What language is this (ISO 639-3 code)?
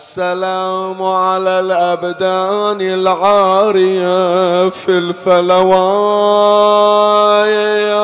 ara